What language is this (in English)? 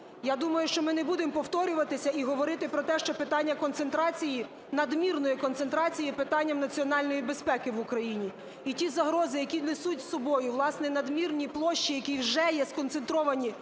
Ukrainian